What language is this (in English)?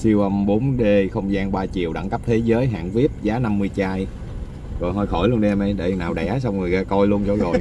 Vietnamese